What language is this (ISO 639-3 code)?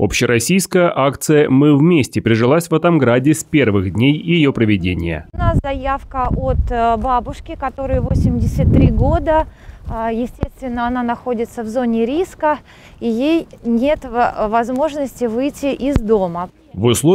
rus